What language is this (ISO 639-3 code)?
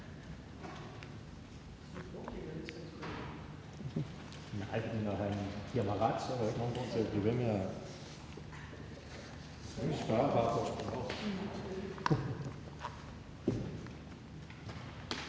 dan